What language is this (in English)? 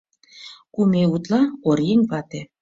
Mari